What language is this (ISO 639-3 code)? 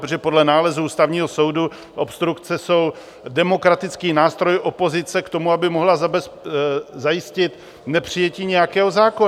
ces